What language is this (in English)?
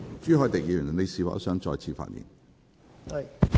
Cantonese